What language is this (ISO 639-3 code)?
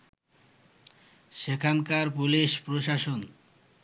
ben